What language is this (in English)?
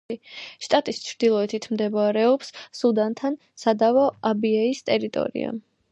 Georgian